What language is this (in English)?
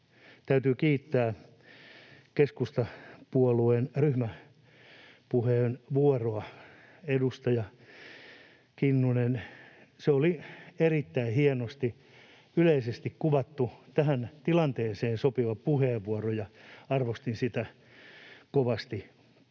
Finnish